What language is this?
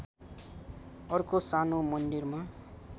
Nepali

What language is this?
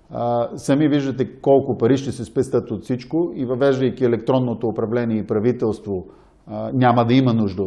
Bulgarian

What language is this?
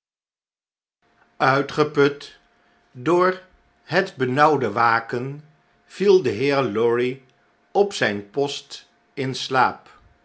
Dutch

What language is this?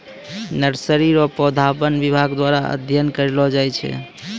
Maithili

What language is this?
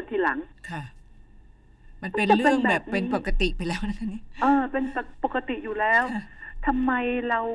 Thai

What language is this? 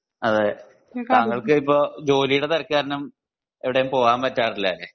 Malayalam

